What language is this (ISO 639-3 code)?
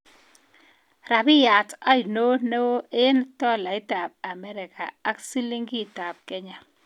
kln